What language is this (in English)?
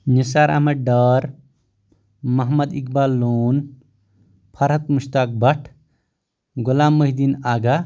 Kashmiri